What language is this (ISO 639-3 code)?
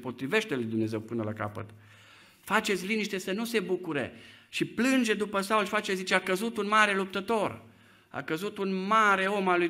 ron